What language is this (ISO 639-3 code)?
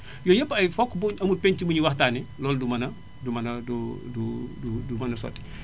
wol